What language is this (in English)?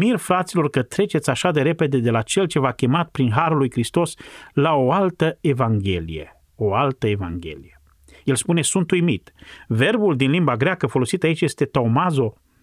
Romanian